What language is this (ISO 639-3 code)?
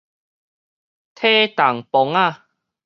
nan